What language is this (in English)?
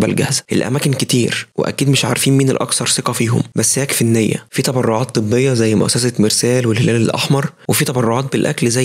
Arabic